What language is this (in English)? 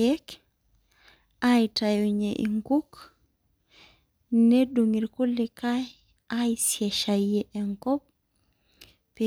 Masai